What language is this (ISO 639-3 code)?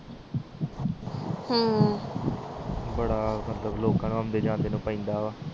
pan